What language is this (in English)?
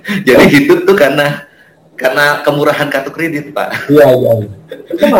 Indonesian